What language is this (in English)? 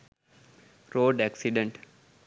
Sinhala